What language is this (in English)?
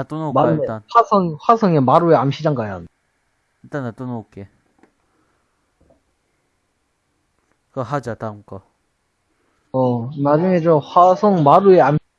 Korean